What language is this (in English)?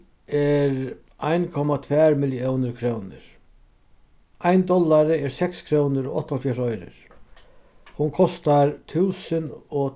Faroese